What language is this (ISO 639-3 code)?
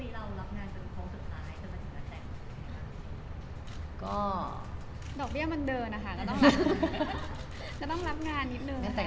tha